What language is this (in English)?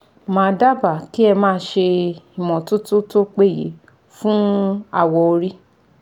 Yoruba